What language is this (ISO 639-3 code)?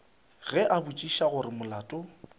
nso